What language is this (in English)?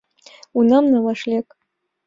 Mari